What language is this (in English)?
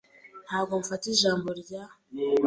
Kinyarwanda